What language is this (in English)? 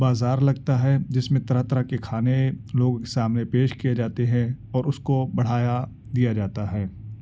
Urdu